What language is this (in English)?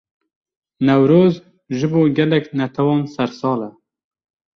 Kurdish